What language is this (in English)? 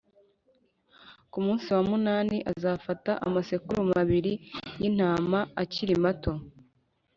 Kinyarwanda